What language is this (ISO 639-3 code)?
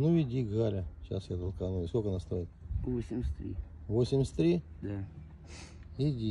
rus